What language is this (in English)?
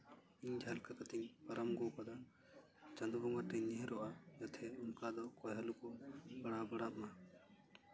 Santali